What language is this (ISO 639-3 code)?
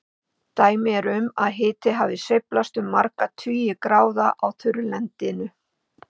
isl